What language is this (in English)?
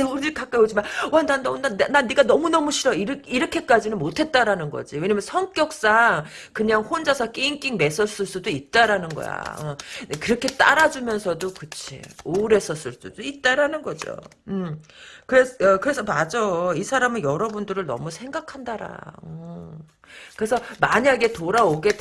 Korean